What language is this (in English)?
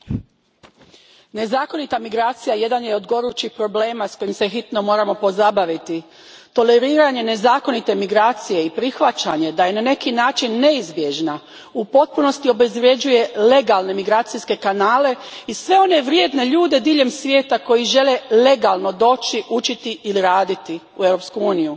Croatian